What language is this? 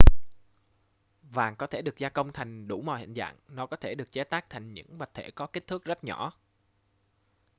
Vietnamese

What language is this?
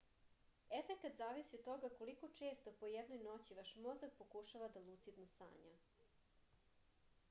Serbian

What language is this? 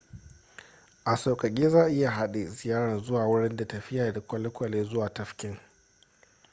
Hausa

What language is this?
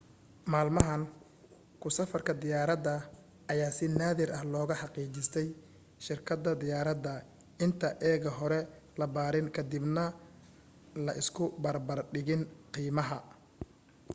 Somali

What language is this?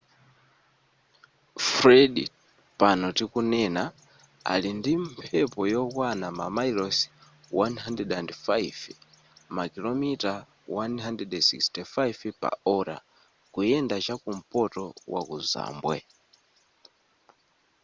Nyanja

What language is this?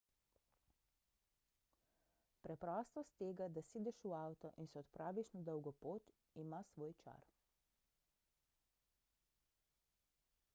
Slovenian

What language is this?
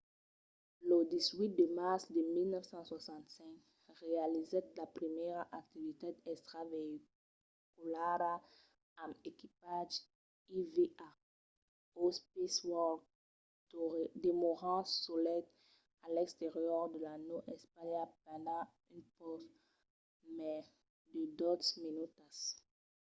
Occitan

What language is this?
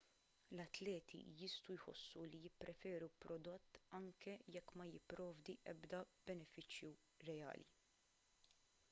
Maltese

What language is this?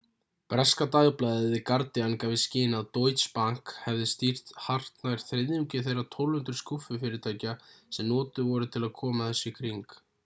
Icelandic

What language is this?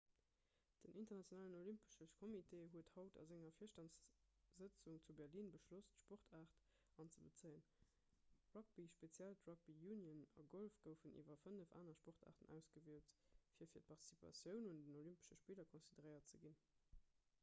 Luxembourgish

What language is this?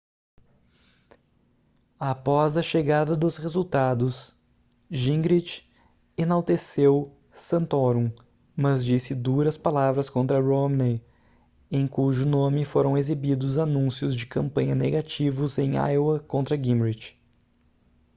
Portuguese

